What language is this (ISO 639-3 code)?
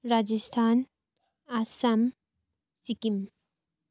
nep